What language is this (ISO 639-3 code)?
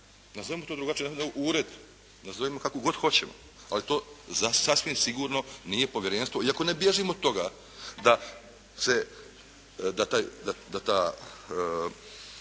hrv